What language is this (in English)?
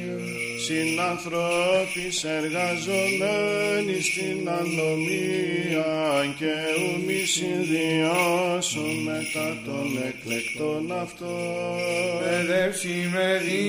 Greek